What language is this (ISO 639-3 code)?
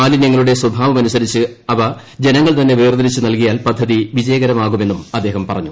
mal